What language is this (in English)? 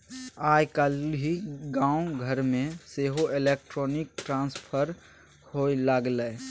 Maithili